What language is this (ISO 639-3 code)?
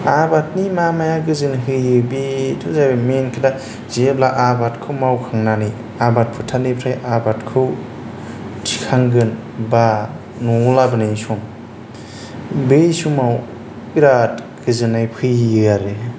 brx